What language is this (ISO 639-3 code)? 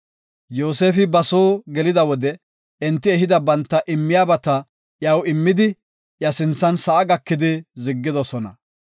gof